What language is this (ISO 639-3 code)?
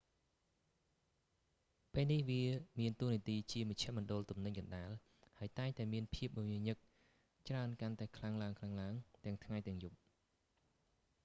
khm